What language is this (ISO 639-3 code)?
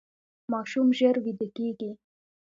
pus